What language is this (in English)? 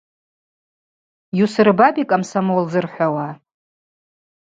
Abaza